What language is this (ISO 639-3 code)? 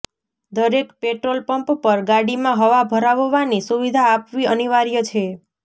guj